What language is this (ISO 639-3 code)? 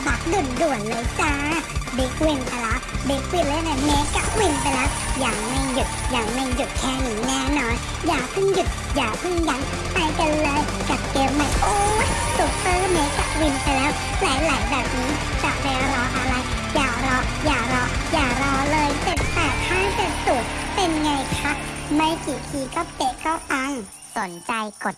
tha